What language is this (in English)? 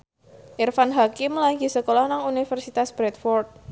Javanese